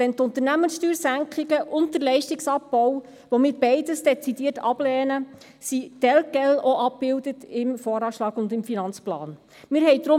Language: Swiss German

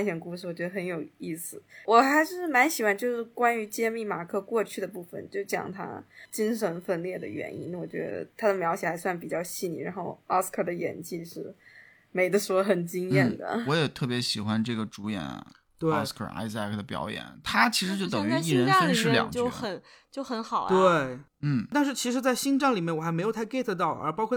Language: Chinese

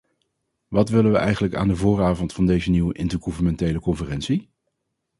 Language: Dutch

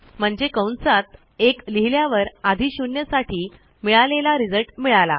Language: Marathi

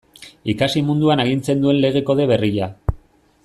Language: Basque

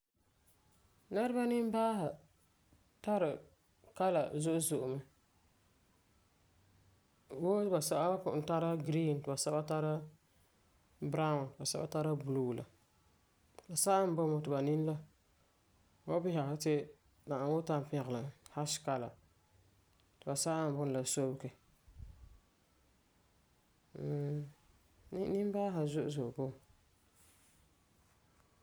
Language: Frafra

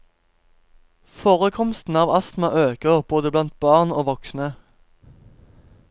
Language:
Norwegian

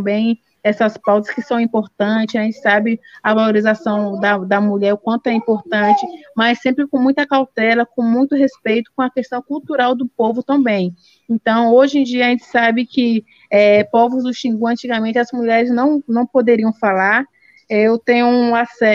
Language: Portuguese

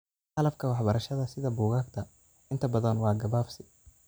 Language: Somali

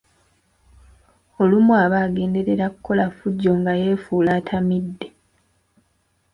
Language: Ganda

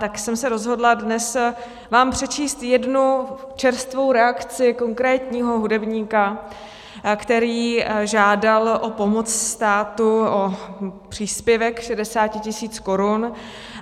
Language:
Czech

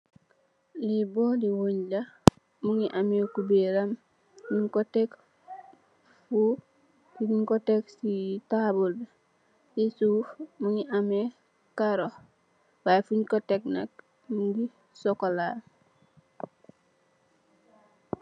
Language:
Wolof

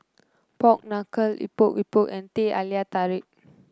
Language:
English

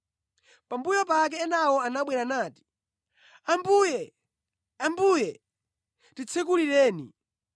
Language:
Nyanja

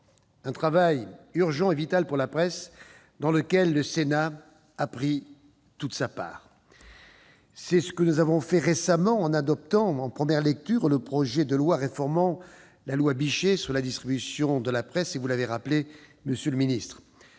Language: French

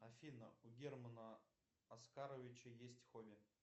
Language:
Russian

